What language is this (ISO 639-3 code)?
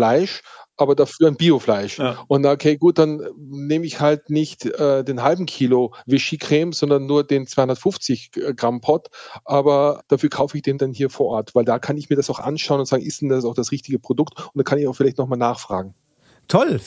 deu